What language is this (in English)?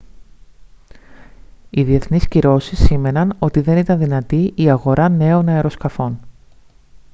Greek